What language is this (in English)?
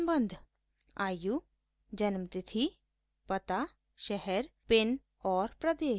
Hindi